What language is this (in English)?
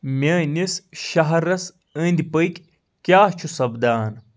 Kashmiri